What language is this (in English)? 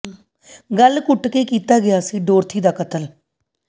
Punjabi